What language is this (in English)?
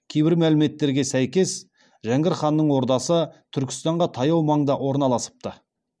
Kazakh